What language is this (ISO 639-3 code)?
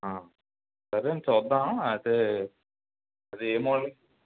tel